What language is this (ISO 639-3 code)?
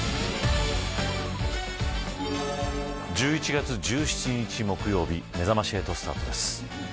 jpn